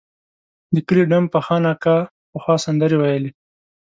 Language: Pashto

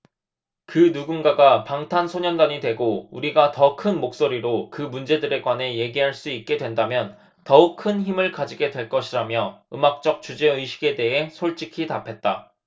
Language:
Korean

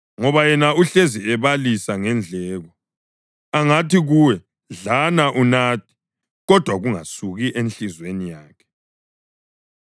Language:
North Ndebele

